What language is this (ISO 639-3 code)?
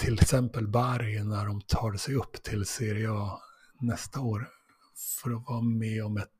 swe